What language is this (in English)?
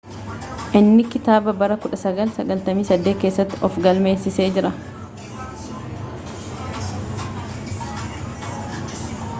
Oromo